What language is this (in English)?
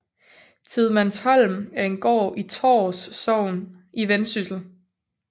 Danish